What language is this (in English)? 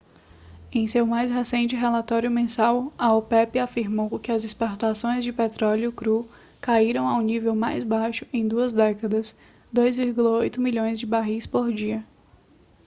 Portuguese